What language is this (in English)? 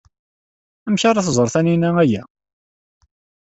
Kabyle